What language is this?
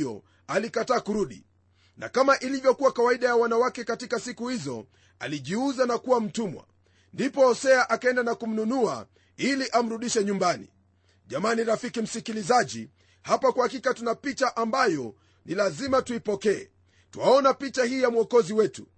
Swahili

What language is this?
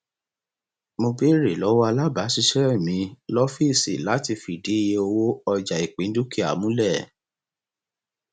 Yoruba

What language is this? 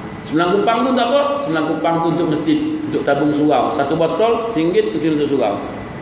Malay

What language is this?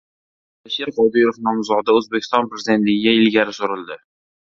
Uzbek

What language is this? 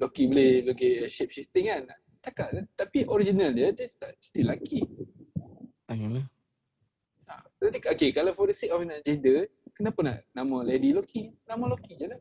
Malay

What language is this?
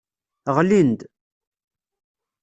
Kabyle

